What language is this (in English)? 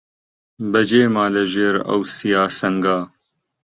Central Kurdish